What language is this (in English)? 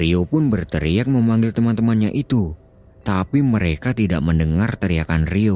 Indonesian